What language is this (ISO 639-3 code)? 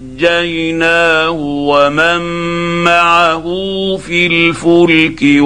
ara